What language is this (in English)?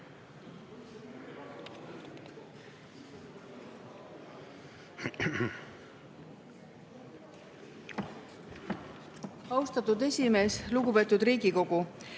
Estonian